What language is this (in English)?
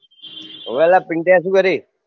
Gujarati